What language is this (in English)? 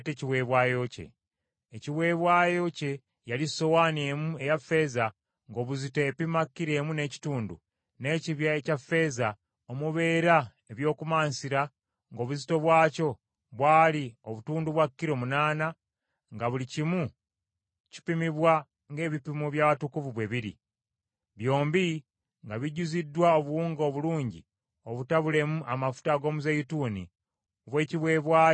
Ganda